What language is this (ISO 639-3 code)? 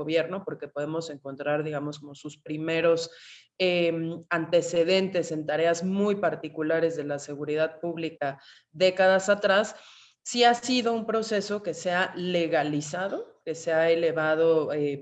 spa